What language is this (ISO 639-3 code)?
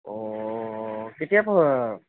asm